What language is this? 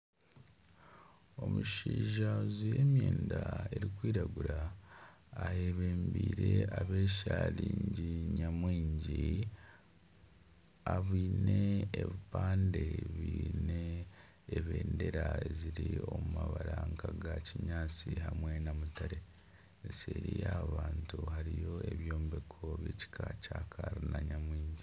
Nyankole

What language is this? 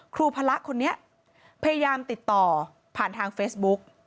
Thai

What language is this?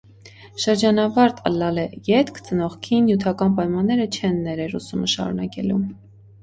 Armenian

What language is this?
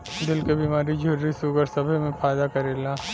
Bhojpuri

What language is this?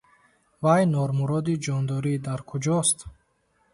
Tajik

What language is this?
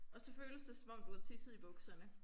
Danish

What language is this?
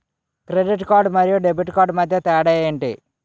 Telugu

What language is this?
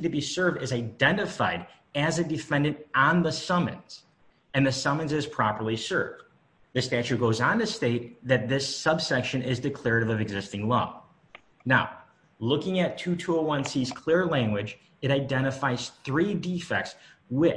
English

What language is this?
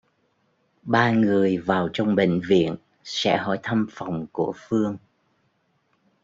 Vietnamese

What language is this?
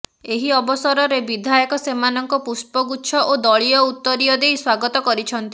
Odia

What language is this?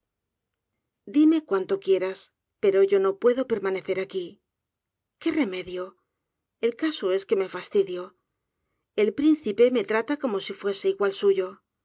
Spanish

